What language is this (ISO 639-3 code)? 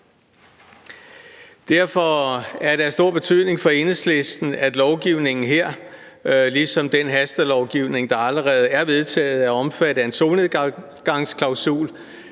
dan